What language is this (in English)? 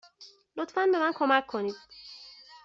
Persian